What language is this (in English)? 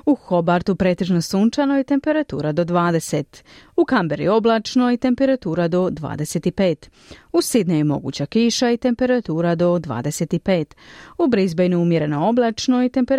Croatian